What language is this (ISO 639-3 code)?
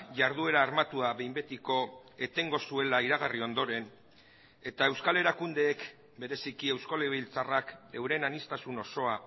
eus